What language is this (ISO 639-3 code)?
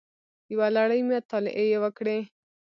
pus